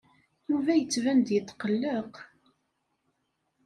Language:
Kabyle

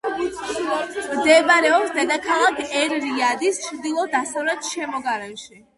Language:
Georgian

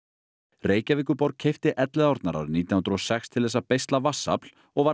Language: Icelandic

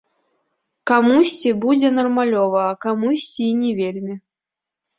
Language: Belarusian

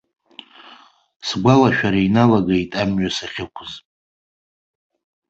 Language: Abkhazian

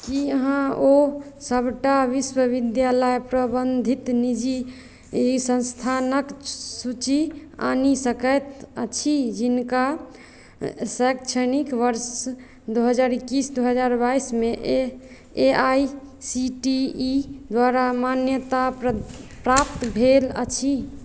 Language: Maithili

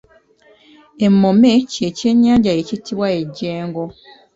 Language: Ganda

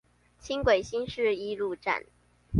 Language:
Chinese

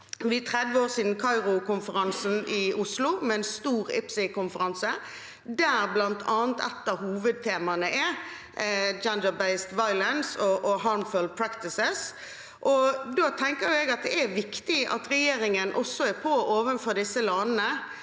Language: Norwegian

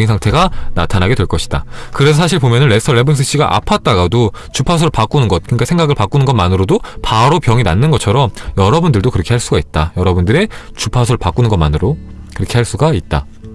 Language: Korean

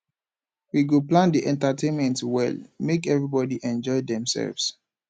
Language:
Nigerian Pidgin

